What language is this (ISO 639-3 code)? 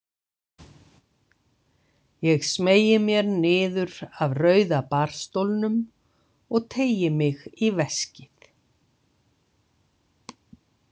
isl